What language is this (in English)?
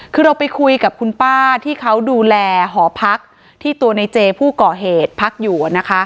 Thai